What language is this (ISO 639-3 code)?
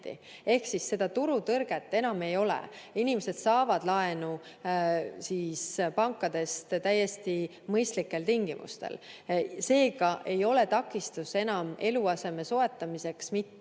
est